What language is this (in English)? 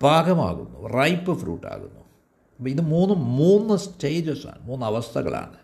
Malayalam